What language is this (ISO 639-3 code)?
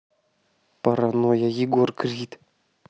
rus